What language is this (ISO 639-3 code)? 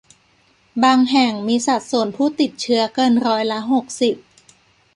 tha